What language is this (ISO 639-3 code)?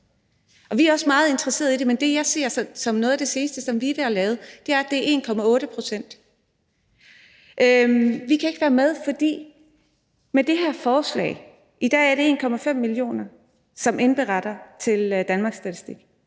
dan